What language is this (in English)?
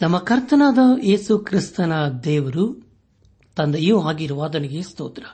Kannada